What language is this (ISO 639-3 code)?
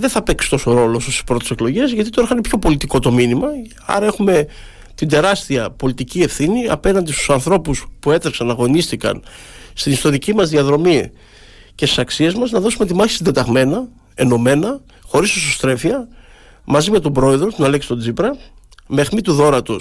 ell